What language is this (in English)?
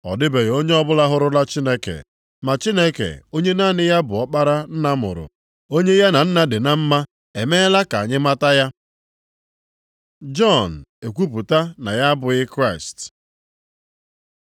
Igbo